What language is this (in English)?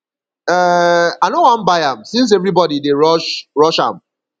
Nigerian Pidgin